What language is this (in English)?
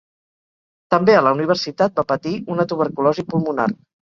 Catalan